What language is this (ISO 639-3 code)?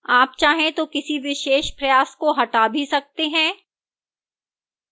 hin